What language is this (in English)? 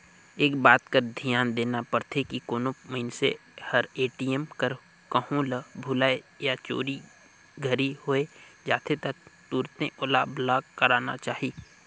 Chhattisgarhi